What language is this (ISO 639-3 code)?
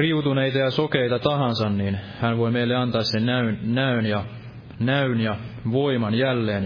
fin